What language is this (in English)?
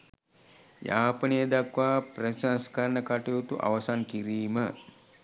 Sinhala